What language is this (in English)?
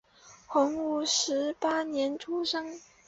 Chinese